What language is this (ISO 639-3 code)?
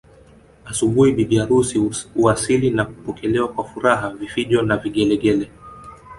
swa